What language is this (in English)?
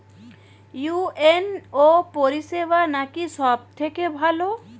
Bangla